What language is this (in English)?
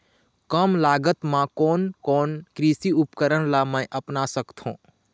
Chhattisgarhi